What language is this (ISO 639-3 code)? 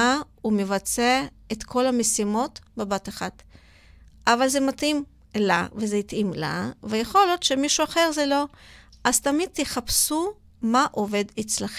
heb